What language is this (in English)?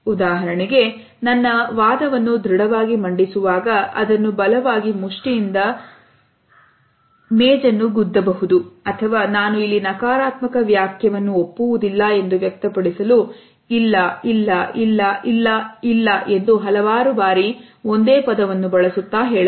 Kannada